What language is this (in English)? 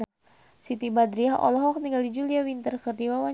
Sundanese